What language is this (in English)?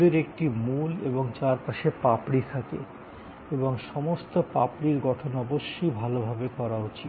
Bangla